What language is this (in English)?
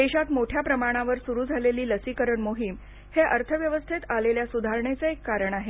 Marathi